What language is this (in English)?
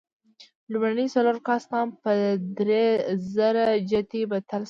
Pashto